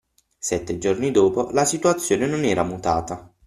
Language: Italian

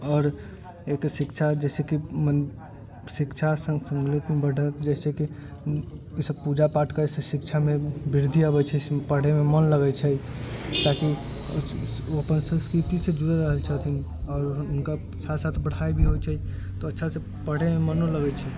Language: Maithili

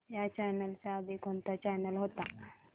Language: Marathi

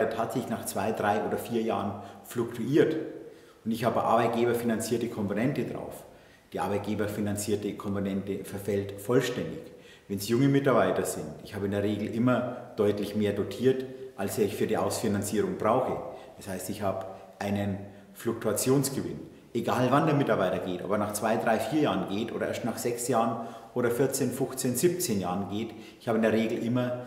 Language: German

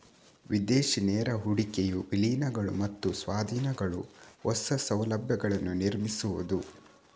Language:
Kannada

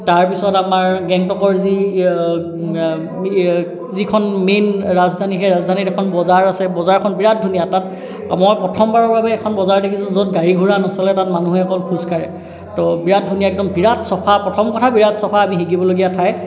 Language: Assamese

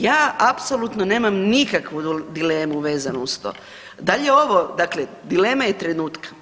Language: Croatian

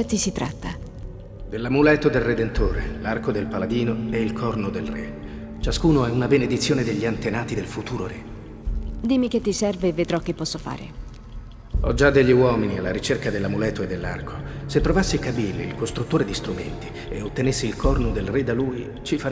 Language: Italian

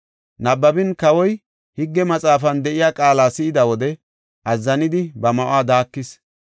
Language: Gofa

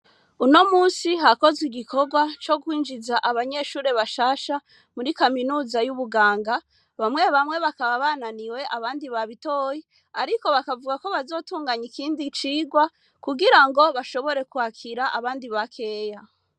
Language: Rundi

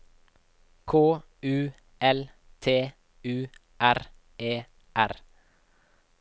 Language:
Norwegian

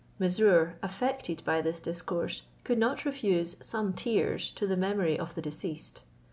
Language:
English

